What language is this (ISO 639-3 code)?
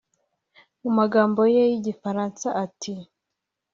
kin